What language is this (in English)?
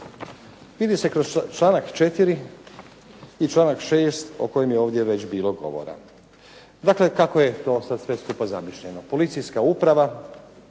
Croatian